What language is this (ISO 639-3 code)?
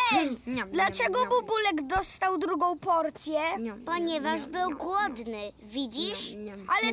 pol